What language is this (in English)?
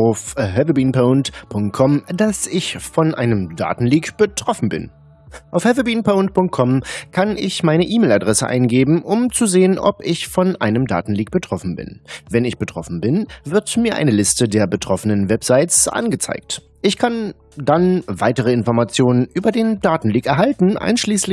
German